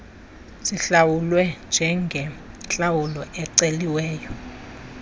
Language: Xhosa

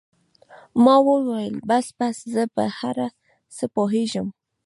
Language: Pashto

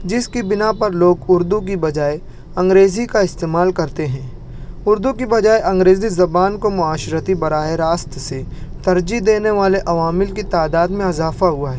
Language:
Urdu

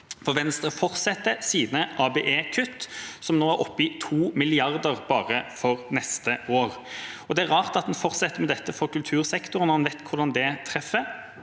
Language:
Norwegian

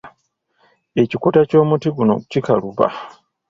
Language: Ganda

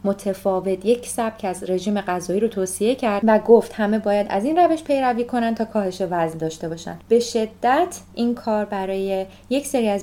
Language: Persian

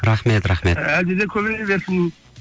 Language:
Kazakh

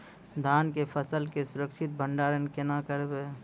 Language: Maithili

